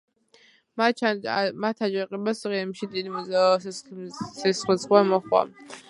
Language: Georgian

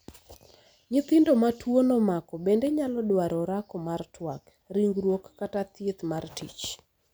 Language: Luo (Kenya and Tanzania)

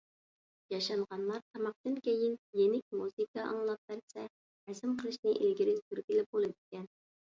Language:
Uyghur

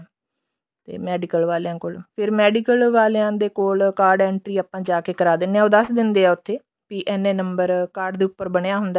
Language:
Punjabi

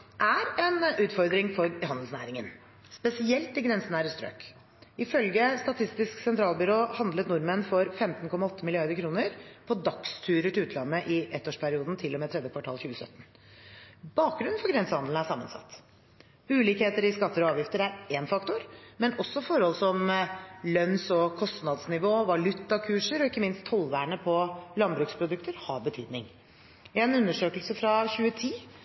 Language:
Norwegian Bokmål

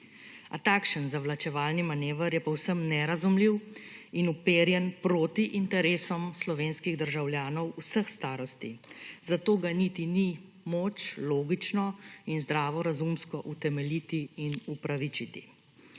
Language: Slovenian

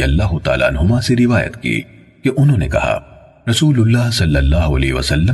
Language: Urdu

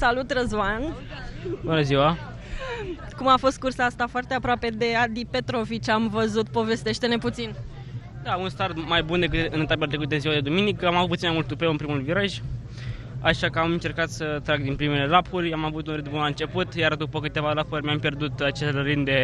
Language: Romanian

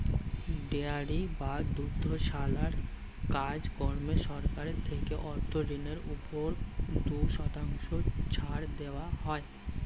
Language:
Bangla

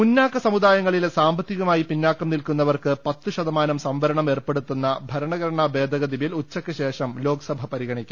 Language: Malayalam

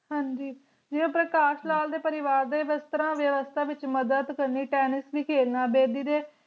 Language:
Punjabi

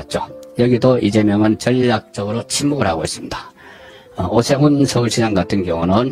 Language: Korean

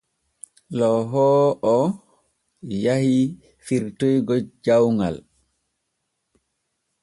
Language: Borgu Fulfulde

